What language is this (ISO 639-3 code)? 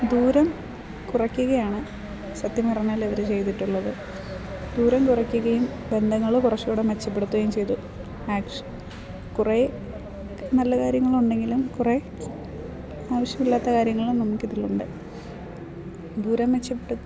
mal